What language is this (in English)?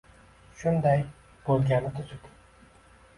Uzbek